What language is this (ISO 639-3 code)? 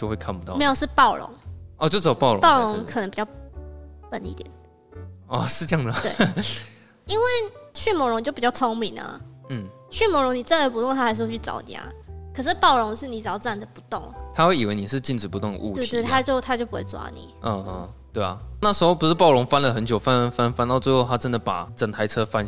zho